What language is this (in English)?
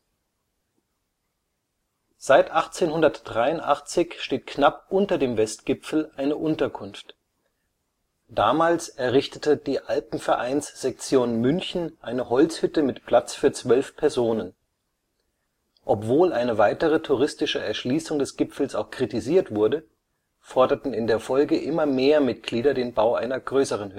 German